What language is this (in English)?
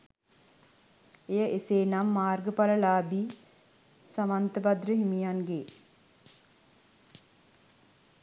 Sinhala